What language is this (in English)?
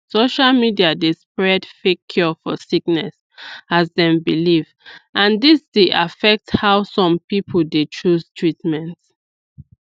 Nigerian Pidgin